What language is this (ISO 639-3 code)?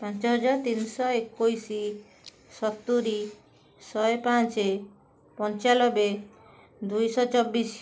ori